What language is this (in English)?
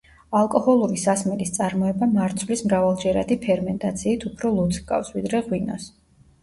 Georgian